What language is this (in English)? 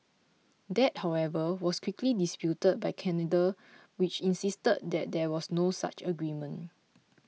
English